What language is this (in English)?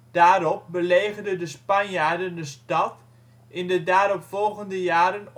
Dutch